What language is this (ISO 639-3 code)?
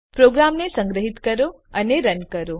guj